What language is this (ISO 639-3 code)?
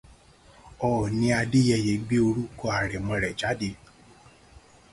yor